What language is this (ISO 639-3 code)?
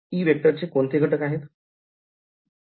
mar